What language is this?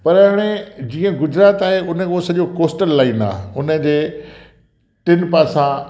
Sindhi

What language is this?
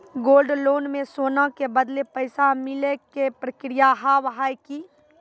Maithili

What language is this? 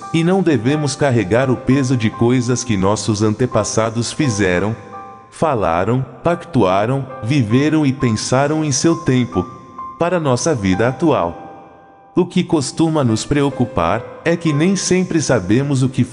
Portuguese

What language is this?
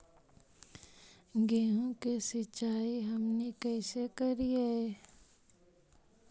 Magahi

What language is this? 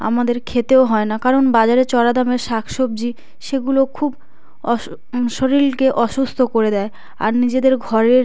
Bangla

